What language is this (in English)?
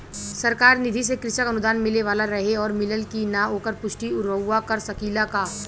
Bhojpuri